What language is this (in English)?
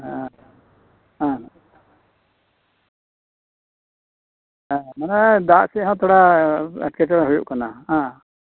Santali